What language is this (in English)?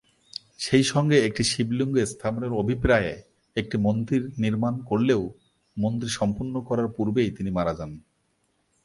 Bangla